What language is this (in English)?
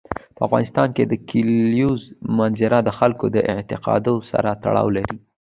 Pashto